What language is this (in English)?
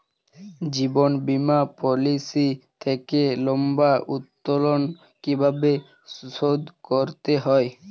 Bangla